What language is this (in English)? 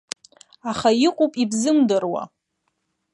Abkhazian